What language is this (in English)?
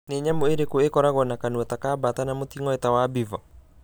Kikuyu